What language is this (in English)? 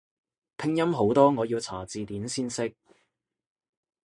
Cantonese